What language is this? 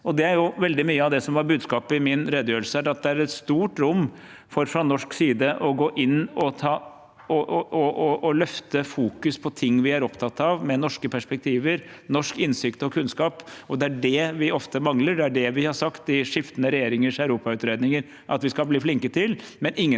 Norwegian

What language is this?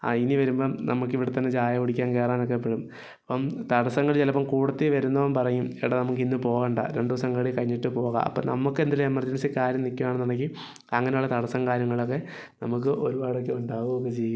Malayalam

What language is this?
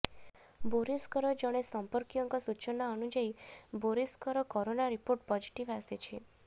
Odia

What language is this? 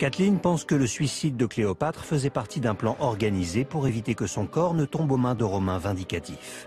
French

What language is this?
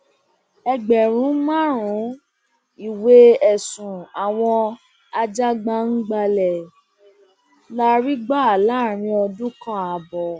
Yoruba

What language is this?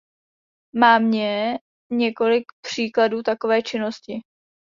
Czech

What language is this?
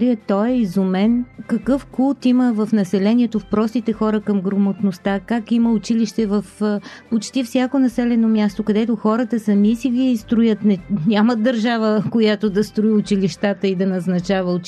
Bulgarian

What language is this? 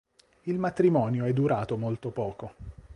Italian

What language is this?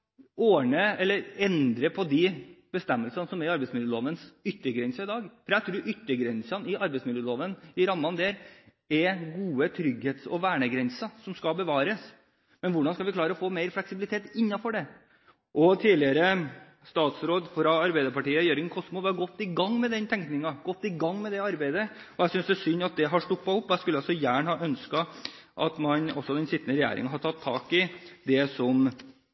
Norwegian Bokmål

